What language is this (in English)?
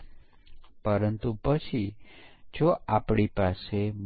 Gujarati